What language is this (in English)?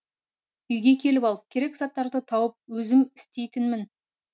Kazakh